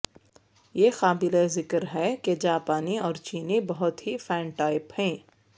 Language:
Urdu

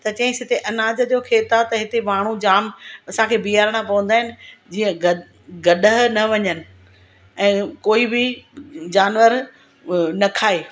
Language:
Sindhi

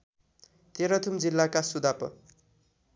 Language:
Nepali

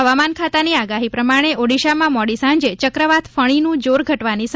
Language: Gujarati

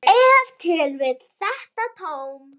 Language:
Icelandic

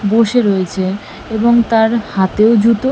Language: Bangla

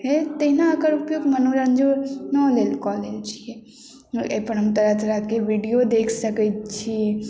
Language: Maithili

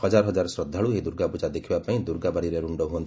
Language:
Odia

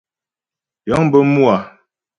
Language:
Ghomala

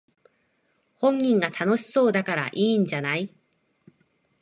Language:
Japanese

